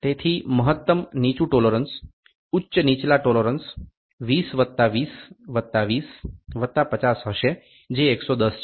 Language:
Gujarati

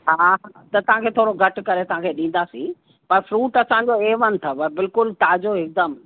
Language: Sindhi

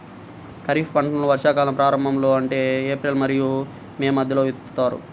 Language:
Telugu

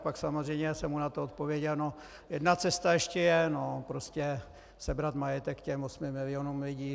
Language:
Czech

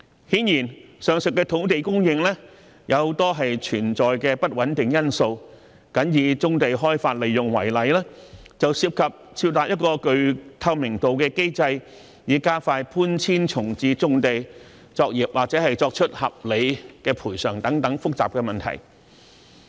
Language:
Cantonese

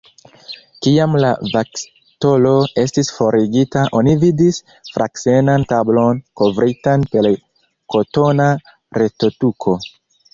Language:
Esperanto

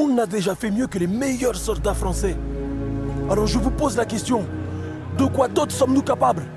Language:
French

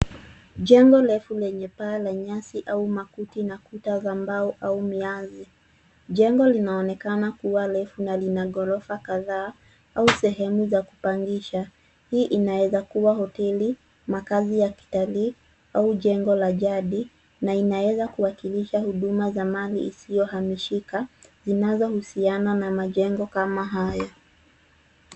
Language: Swahili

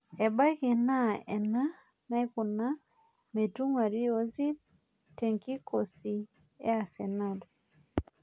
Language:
Masai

